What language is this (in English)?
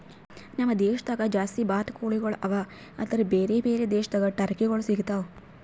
Kannada